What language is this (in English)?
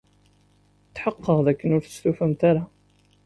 Kabyle